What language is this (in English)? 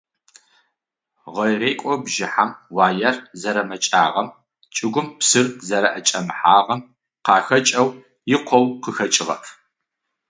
Adyghe